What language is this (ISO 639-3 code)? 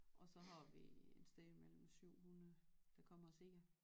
dan